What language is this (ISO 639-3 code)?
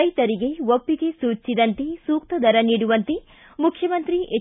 kan